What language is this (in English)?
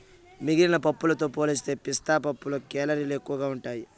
Telugu